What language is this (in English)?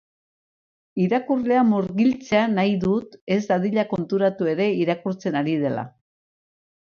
Basque